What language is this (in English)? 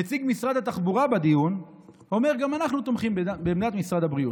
Hebrew